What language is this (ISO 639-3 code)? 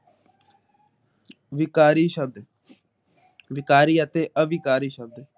pan